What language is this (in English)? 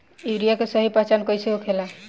Bhojpuri